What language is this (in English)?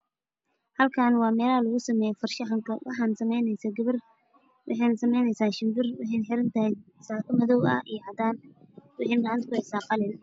Somali